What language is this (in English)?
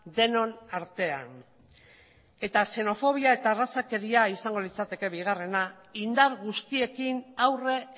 Basque